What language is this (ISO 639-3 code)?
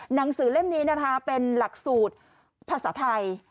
tha